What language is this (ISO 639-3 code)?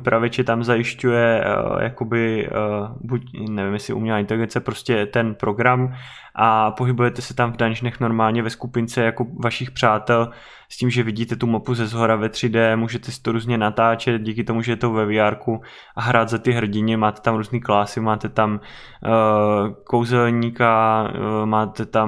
ces